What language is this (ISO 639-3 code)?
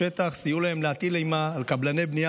heb